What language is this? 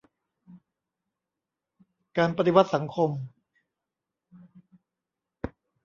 Thai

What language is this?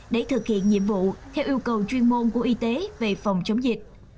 Vietnamese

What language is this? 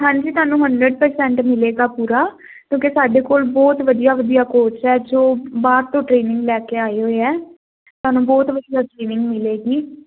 Punjabi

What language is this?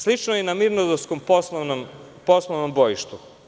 Serbian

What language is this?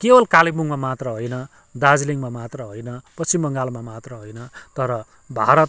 Nepali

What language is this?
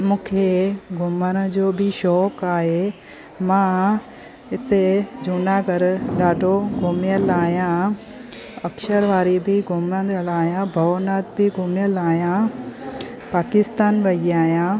Sindhi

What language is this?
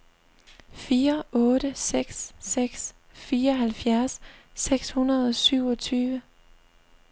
Danish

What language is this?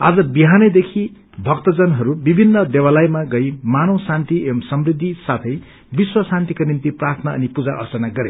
Nepali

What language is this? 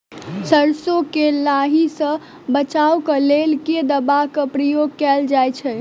Maithili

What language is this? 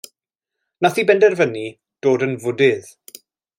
Welsh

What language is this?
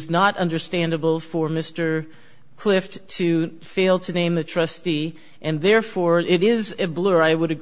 English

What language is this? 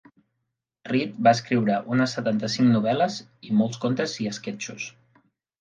Catalan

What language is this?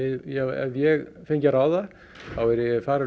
Icelandic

